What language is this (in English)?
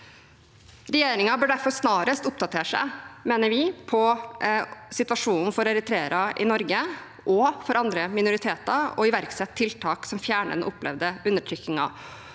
Norwegian